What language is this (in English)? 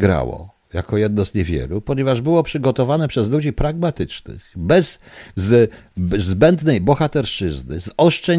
Polish